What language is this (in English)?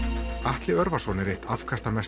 Icelandic